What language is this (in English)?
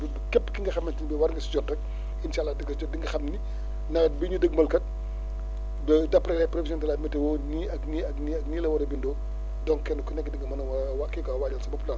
Wolof